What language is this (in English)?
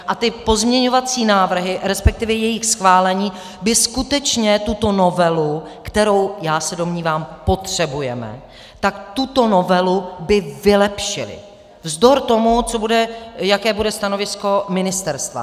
Czech